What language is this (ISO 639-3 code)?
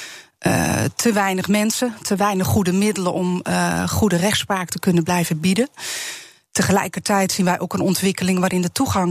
nld